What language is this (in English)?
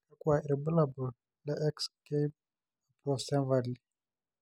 Masai